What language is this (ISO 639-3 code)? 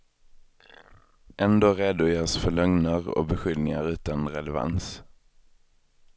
swe